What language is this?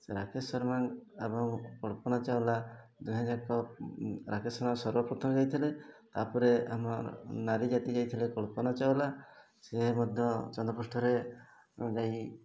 Odia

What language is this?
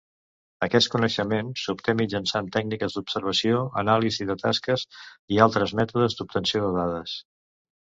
Catalan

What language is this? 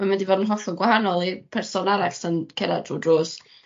Welsh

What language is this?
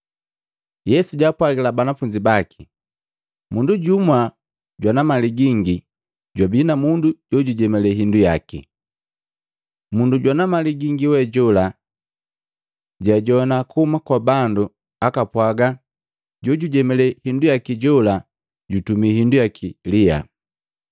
Matengo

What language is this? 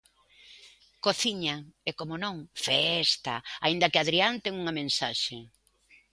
Galician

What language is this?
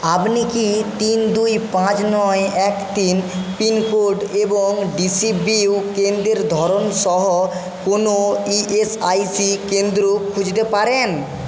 Bangla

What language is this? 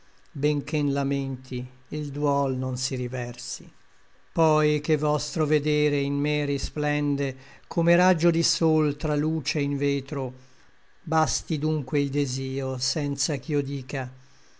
Italian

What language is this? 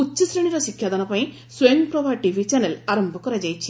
Odia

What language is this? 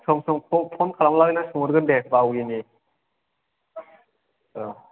Bodo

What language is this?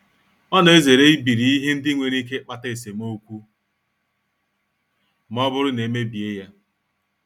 Igbo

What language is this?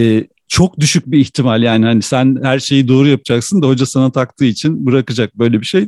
Turkish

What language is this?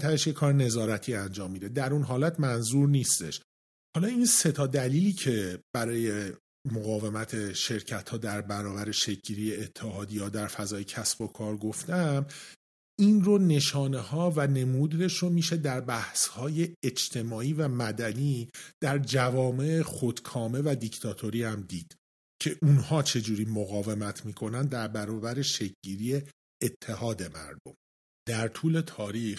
Persian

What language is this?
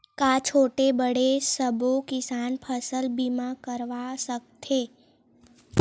Chhattisgarhi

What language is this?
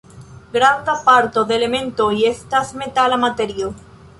Esperanto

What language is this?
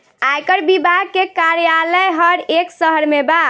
Bhojpuri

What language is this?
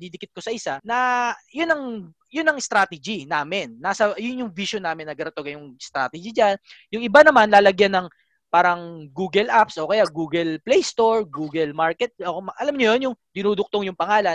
Filipino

